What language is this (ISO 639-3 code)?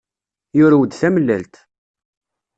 kab